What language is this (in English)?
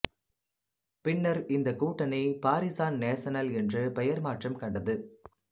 Tamil